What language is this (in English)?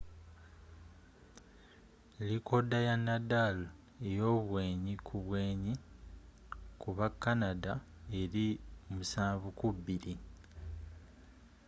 Ganda